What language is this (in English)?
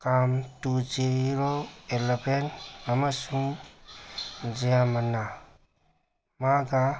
Manipuri